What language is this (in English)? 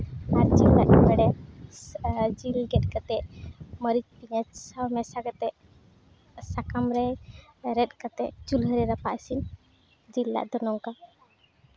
Santali